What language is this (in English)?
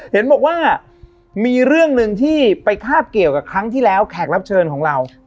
Thai